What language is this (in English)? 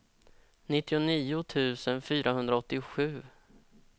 Swedish